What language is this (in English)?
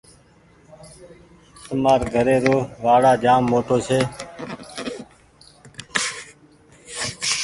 Goaria